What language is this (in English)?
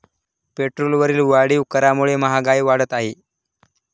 Marathi